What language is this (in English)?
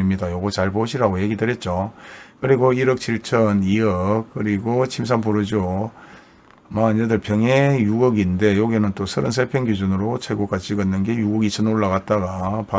Korean